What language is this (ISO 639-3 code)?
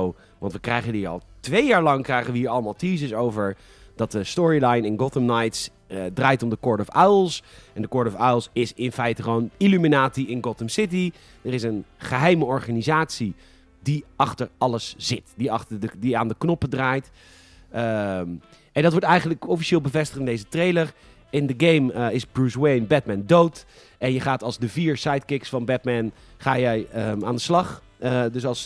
nld